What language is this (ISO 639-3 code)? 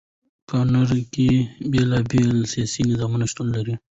pus